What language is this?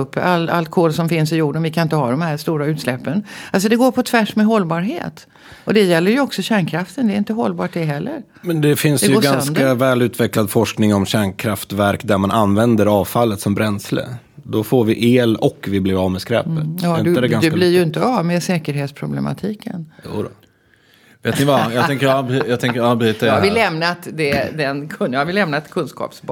Swedish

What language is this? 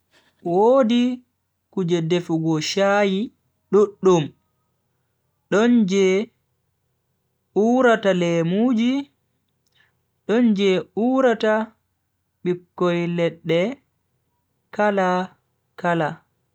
Bagirmi Fulfulde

